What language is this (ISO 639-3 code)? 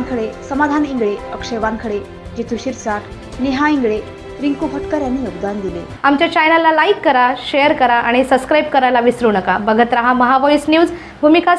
ron